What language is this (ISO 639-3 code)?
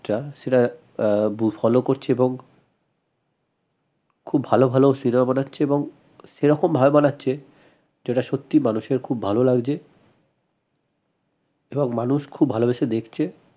ben